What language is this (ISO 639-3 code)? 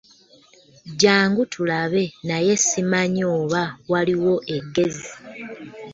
lug